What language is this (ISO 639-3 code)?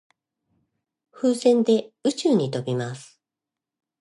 jpn